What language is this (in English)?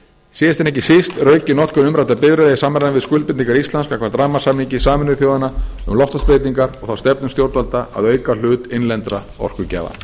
Icelandic